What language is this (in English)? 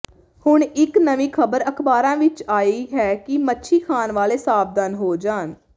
Punjabi